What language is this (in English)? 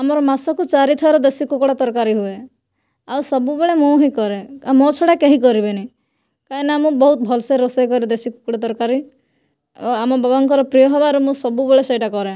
Odia